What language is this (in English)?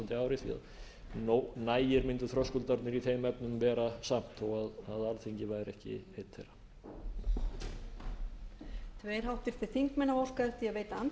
Icelandic